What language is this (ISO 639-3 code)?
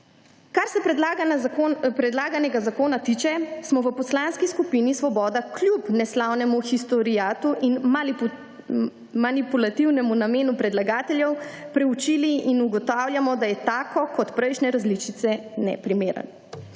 slv